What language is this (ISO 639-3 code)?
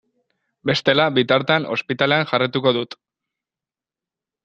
eus